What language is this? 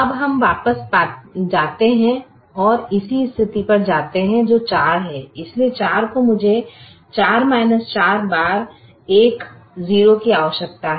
Hindi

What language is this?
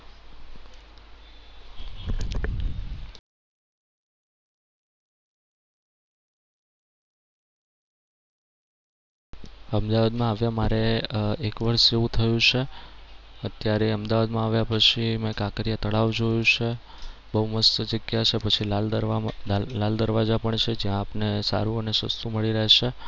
Gujarati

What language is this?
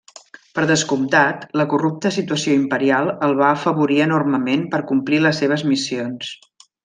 Catalan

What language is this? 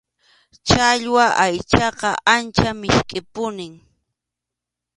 Arequipa-La Unión Quechua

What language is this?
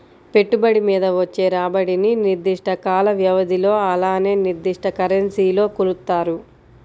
Telugu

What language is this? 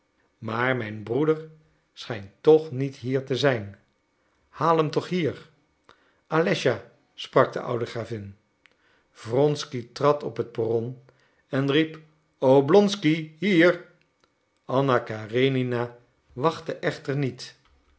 Dutch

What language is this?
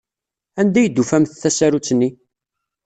Kabyle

